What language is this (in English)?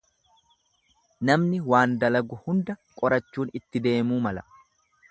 Oromo